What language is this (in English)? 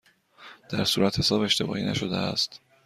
Persian